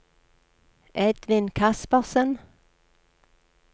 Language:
Norwegian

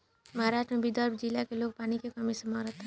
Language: Bhojpuri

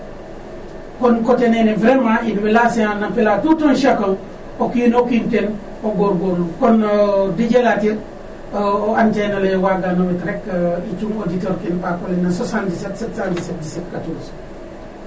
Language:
Serer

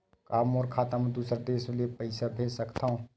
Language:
Chhattisgarhi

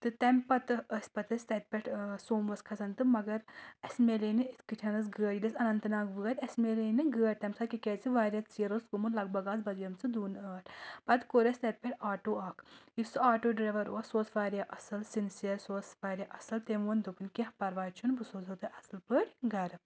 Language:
Kashmiri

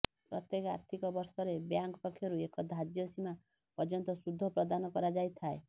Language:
Odia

